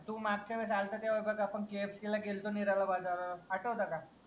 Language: Marathi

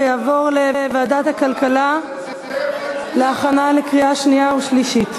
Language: Hebrew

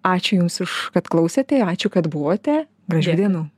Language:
Lithuanian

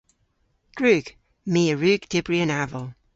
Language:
Cornish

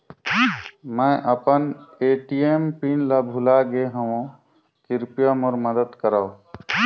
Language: Chhattisgarhi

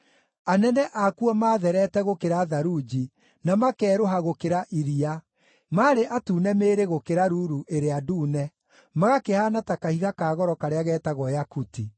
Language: Kikuyu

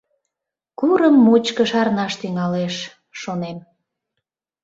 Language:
Mari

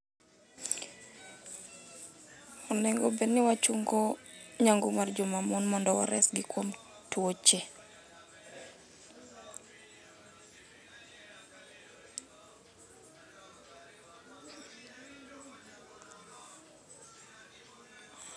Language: Luo (Kenya and Tanzania)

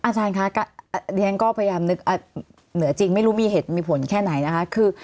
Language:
Thai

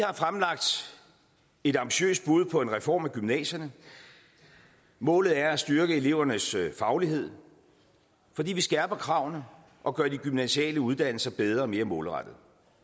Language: Danish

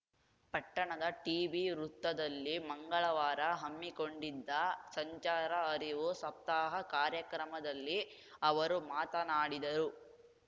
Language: Kannada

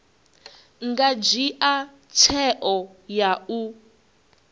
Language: Venda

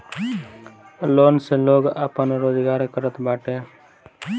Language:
Bhojpuri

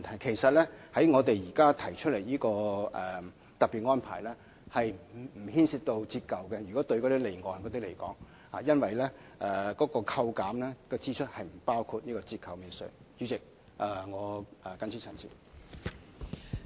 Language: Cantonese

